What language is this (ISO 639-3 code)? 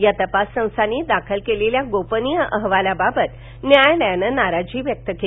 mar